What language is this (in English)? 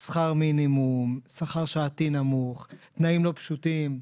Hebrew